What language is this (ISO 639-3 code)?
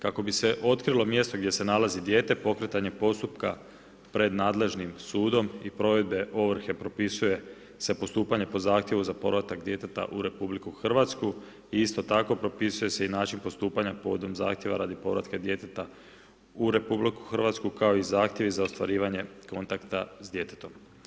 hrv